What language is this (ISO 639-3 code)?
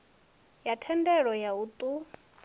ven